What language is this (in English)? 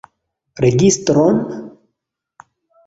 Esperanto